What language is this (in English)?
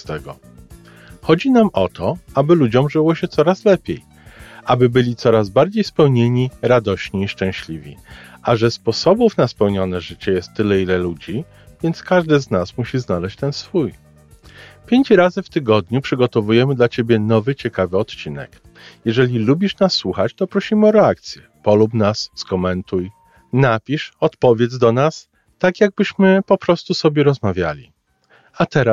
Polish